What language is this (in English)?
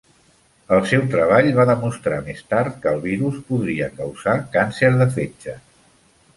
Catalan